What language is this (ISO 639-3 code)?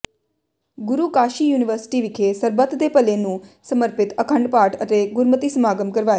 pan